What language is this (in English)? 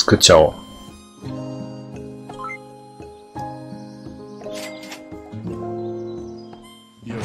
Japanese